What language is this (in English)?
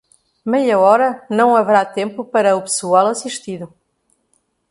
Portuguese